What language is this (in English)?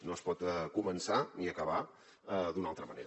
Catalan